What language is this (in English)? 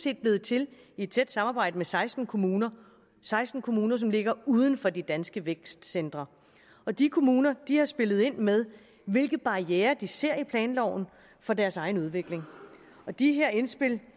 Danish